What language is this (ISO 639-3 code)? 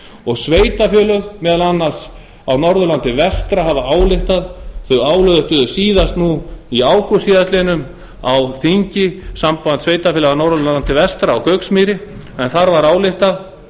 isl